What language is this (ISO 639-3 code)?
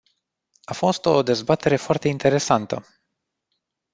ron